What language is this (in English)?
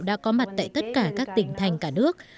Vietnamese